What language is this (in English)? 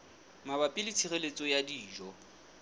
Southern Sotho